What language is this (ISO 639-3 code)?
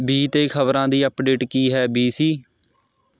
pan